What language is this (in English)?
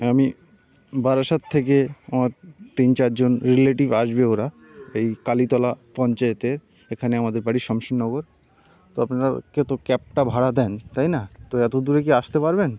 Bangla